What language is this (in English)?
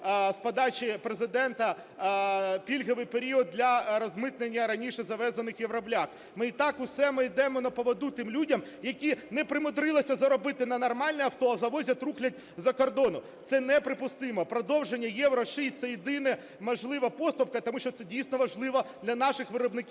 Ukrainian